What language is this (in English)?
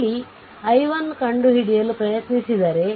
Kannada